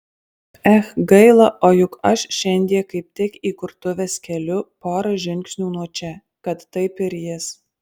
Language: Lithuanian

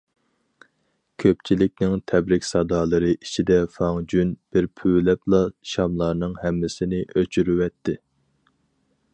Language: Uyghur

